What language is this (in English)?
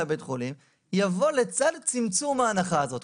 Hebrew